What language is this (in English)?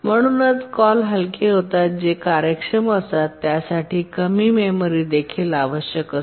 Marathi